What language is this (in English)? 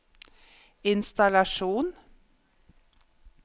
Norwegian